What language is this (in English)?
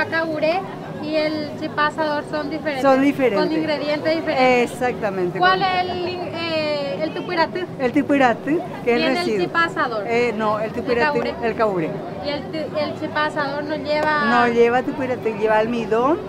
Spanish